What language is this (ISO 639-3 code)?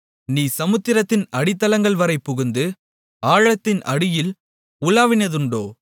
tam